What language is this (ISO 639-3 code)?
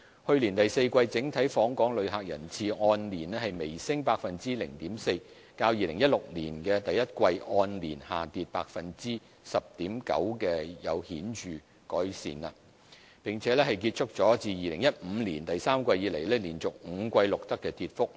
yue